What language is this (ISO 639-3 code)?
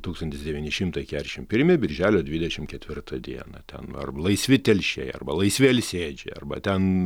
lit